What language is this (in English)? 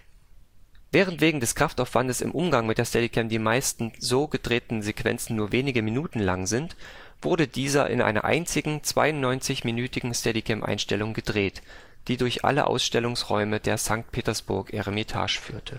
German